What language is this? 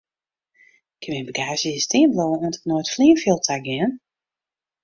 Western Frisian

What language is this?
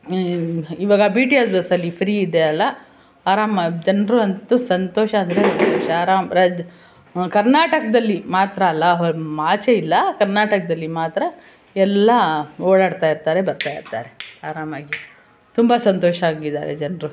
Kannada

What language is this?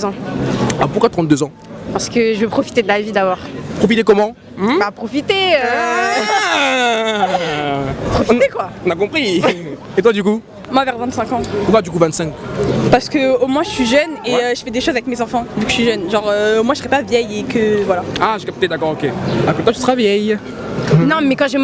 French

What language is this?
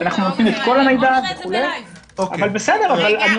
Hebrew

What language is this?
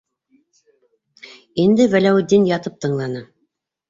Bashkir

